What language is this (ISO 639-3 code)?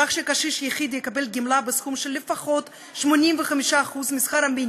heb